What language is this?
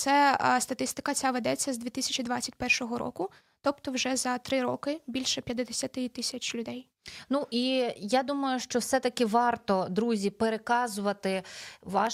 Ukrainian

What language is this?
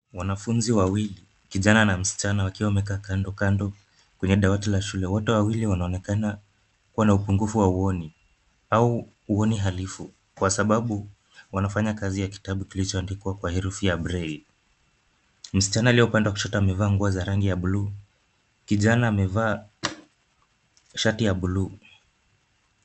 Swahili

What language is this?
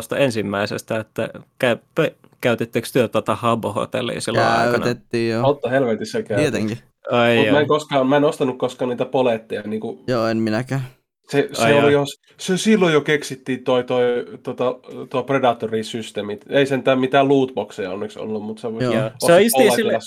Finnish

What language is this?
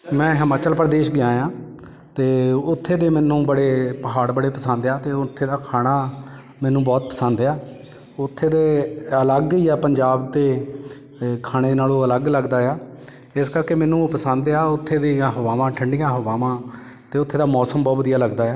Punjabi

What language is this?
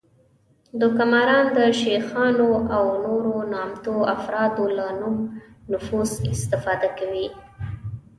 Pashto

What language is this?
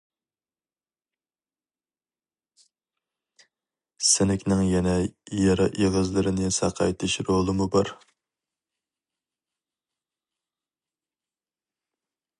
Uyghur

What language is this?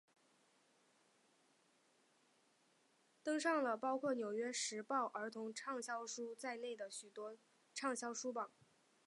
Chinese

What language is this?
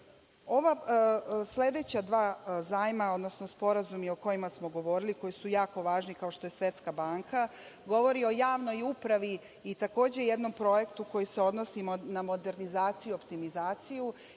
Serbian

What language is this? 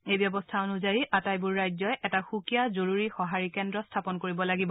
Assamese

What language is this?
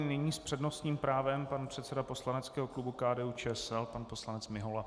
Czech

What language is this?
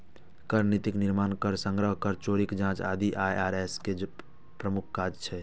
Maithili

